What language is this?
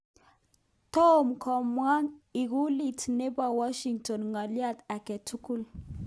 Kalenjin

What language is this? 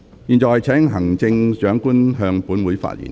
Cantonese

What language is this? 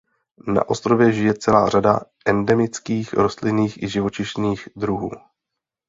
Czech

